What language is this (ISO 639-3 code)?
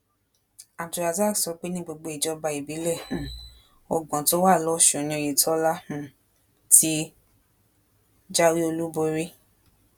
yor